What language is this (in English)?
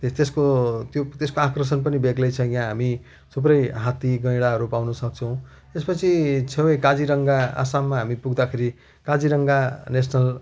Nepali